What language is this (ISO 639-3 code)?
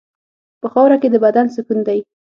pus